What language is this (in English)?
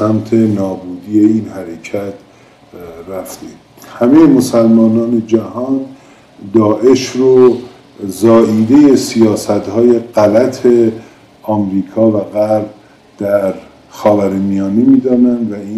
Persian